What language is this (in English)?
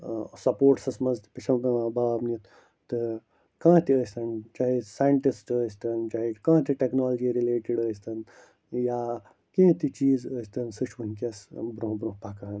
Kashmiri